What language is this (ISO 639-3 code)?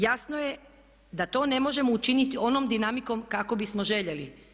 hrv